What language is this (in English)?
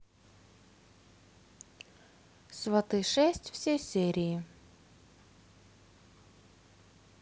Russian